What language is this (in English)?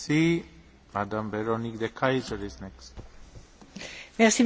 French